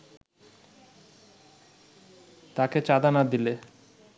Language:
Bangla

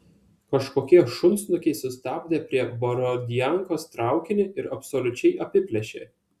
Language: Lithuanian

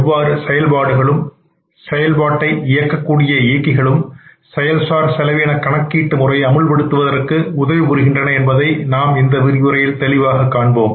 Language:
Tamil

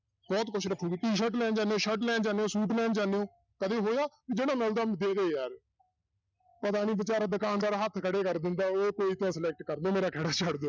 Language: Punjabi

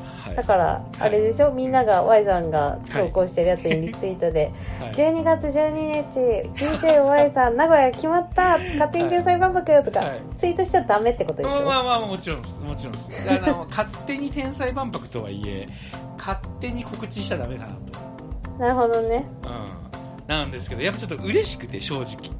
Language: Japanese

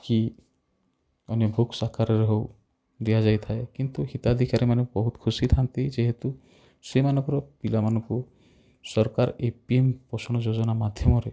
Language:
Odia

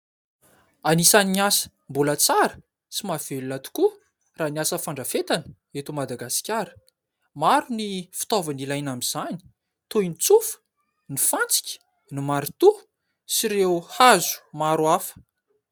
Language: Malagasy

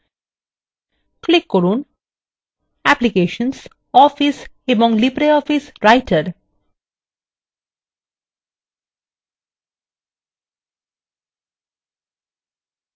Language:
Bangla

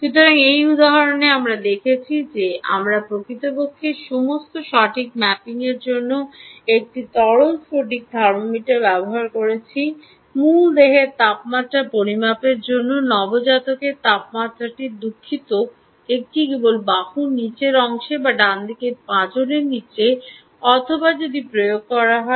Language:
Bangla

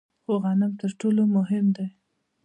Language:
Pashto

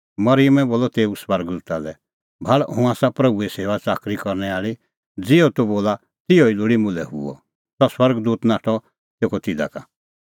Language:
Kullu Pahari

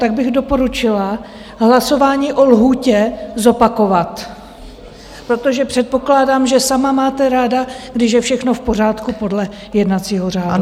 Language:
Czech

